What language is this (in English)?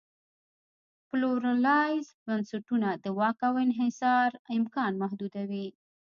Pashto